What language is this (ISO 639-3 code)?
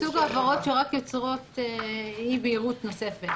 heb